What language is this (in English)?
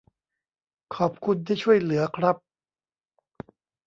Thai